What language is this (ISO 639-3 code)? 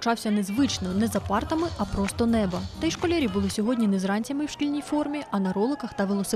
ukr